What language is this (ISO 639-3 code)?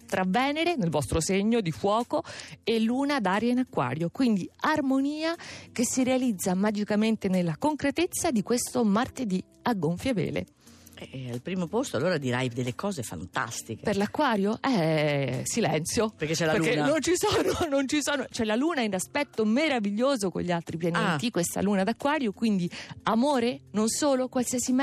ita